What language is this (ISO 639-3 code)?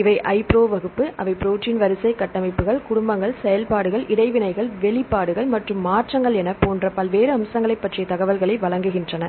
tam